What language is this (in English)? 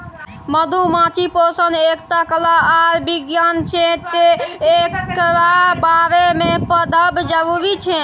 Maithili